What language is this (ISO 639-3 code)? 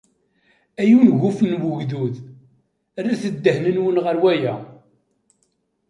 kab